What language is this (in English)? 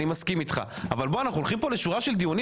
Hebrew